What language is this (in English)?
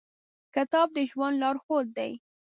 Pashto